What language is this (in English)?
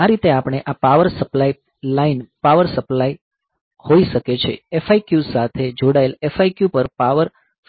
Gujarati